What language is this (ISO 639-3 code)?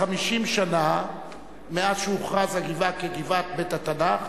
heb